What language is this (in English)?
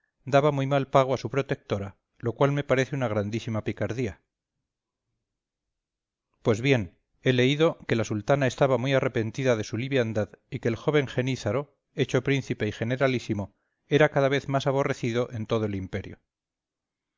Spanish